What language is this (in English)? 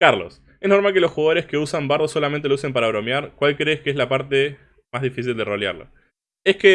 Spanish